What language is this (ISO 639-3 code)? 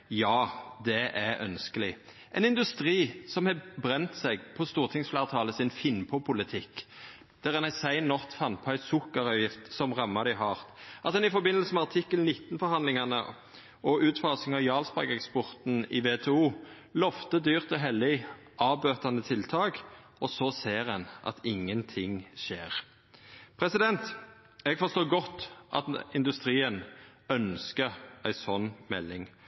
nno